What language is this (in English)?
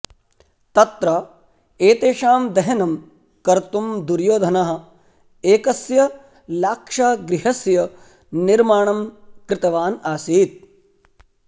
Sanskrit